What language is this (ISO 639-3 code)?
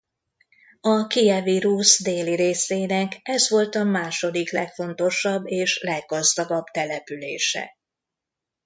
hun